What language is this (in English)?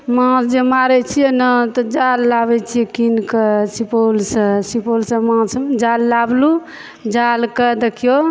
Maithili